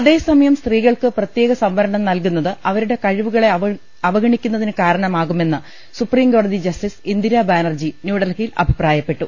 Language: Malayalam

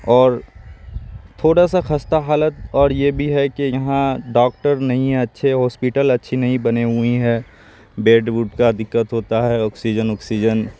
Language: Urdu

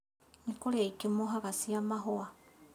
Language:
Kikuyu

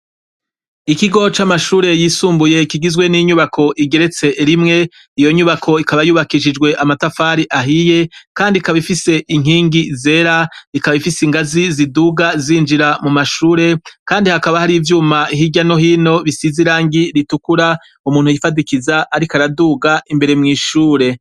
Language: Rundi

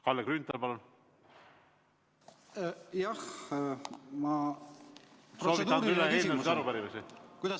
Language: Estonian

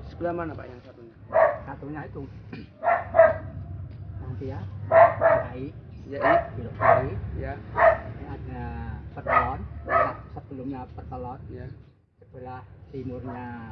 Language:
Indonesian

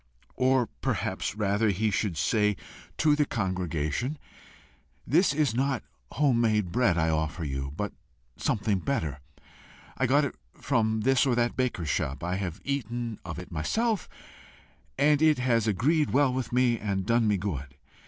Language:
English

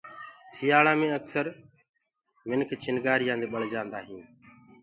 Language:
Gurgula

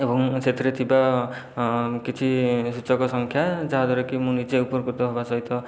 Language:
Odia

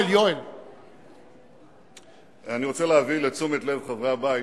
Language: Hebrew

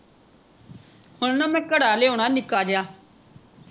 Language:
Punjabi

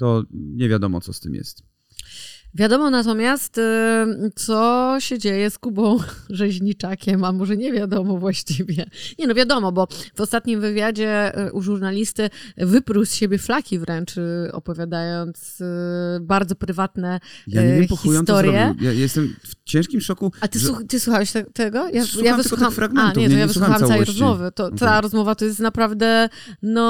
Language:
Polish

